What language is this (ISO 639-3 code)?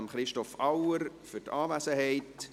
gsw